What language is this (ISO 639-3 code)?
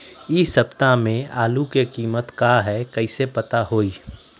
mag